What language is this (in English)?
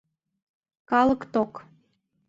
Mari